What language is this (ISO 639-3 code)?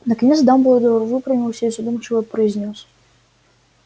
rus